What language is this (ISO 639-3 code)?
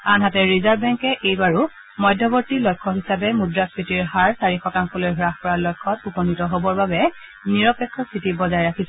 asm